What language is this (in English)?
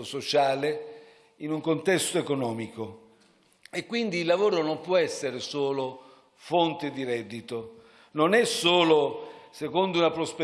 Italian